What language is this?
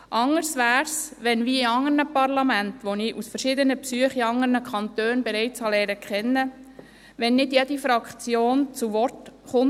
Swiss German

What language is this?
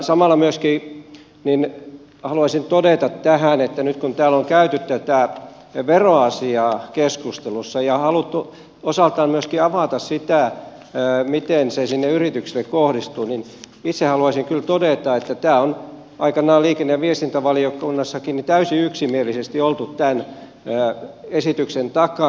Finnish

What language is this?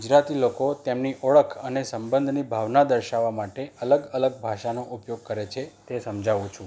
Gujarati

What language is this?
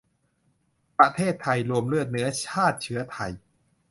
Thai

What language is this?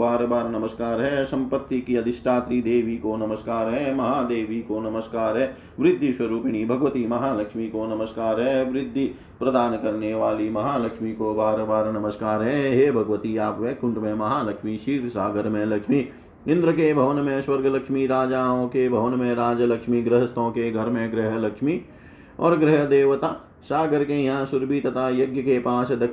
Hindi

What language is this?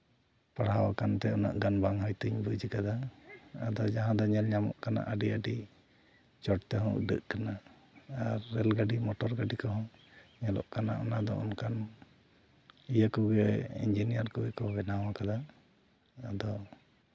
Santali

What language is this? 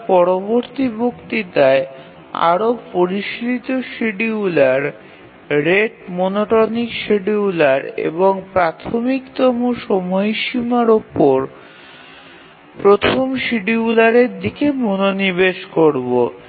Bangla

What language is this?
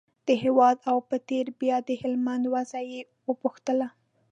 Pashto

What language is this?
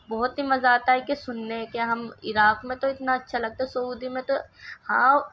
Urdu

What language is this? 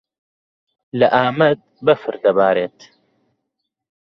Central Kurdish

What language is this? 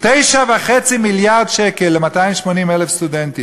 Hebrew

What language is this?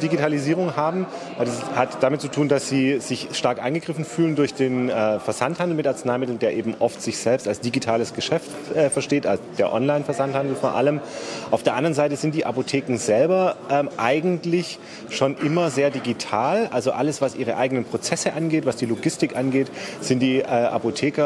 German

